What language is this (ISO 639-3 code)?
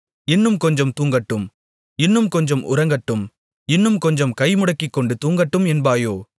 tam